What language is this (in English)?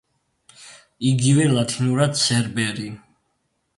Georgian